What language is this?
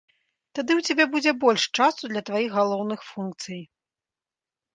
Belarusian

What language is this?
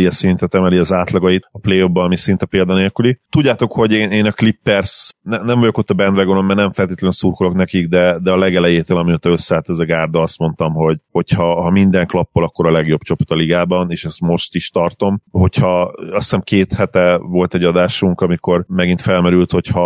Hungarian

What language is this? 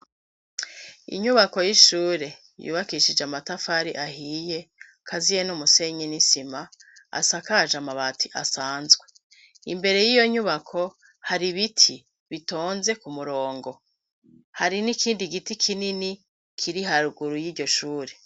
Rundi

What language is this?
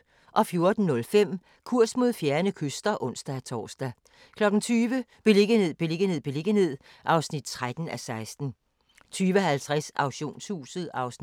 Danish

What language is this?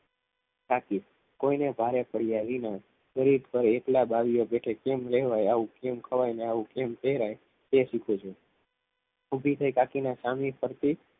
Gujarati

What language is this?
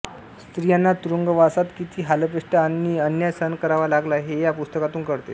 Marathi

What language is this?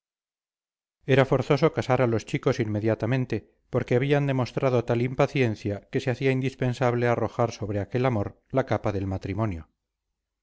Spanish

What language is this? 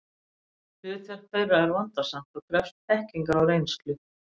Icelandic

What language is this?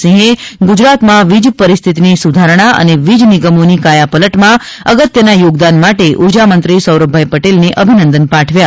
Gujarati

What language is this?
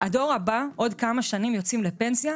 Hebrew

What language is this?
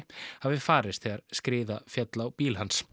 Icelandic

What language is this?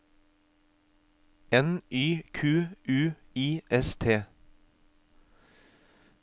Norwegian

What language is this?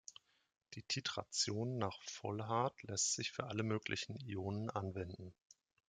German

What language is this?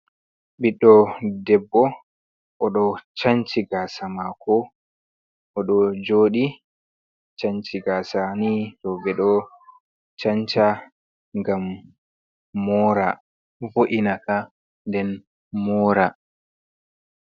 Fula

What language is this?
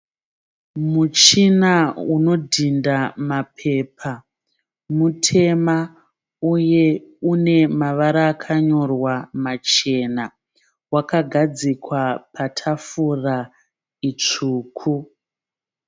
Shona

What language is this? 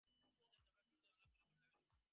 Bangla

